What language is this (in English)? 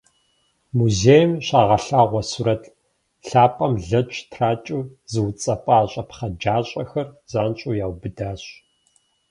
Kabardian